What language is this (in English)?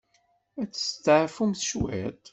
Kabyle